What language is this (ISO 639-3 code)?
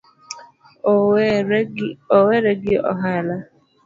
luo